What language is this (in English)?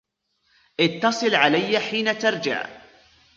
Arabic